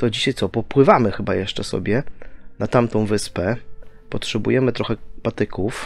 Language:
Polish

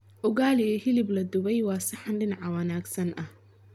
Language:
Somali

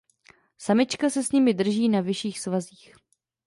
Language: Czech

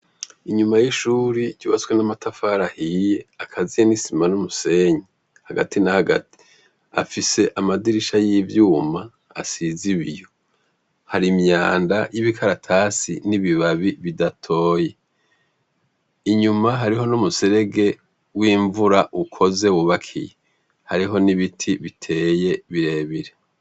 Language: Rundi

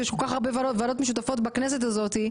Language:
Hebrew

